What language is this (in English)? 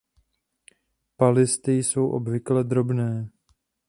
Czech